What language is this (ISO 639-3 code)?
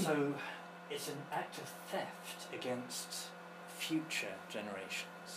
eng